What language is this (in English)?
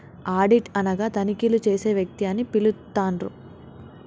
Telugu